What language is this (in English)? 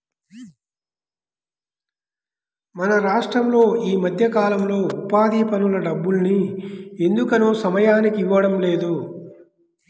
Telugu